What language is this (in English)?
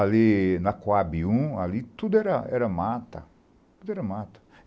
Portuguese